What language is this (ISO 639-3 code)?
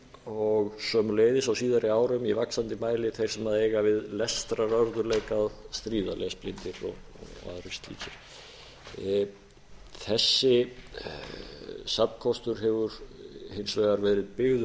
isl